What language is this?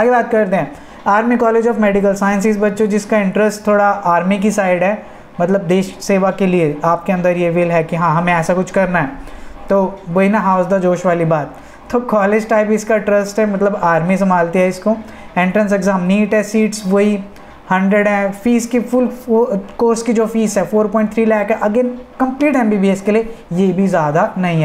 Hindi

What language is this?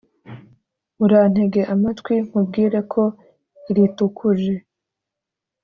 Kinyarwanda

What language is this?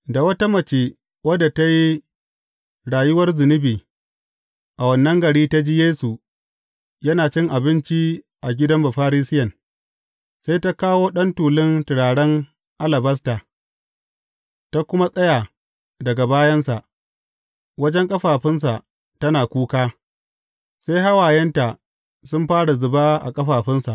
Hausa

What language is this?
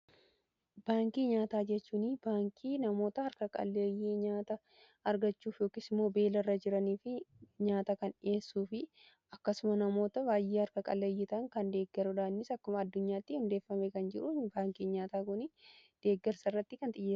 Oromo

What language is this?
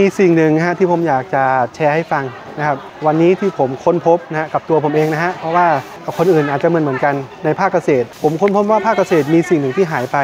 Thai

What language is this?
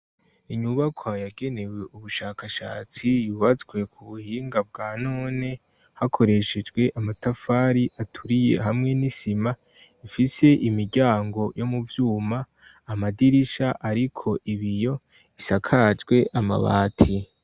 Rundi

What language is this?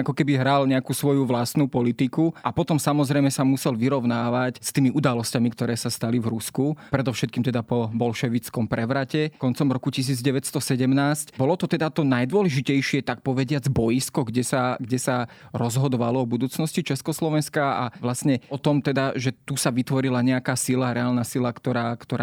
Slovak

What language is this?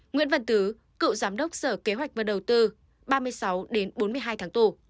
Vietnamese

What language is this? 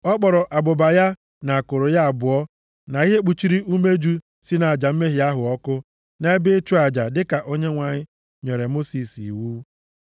Igbo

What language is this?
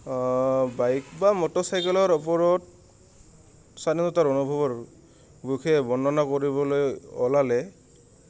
Assamese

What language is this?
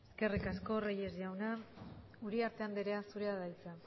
Basque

